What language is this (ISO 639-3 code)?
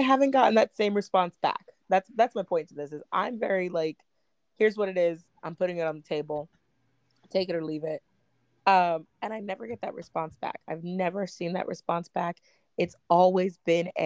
eng